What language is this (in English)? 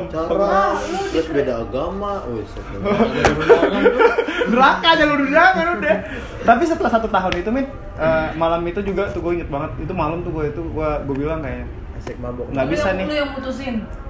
Indonesian